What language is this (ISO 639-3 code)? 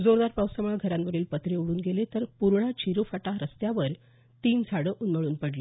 mar